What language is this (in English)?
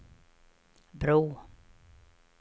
Swedish